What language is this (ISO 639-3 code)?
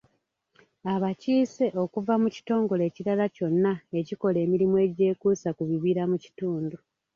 lug